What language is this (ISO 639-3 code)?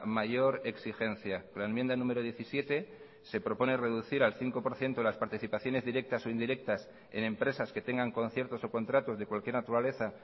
spa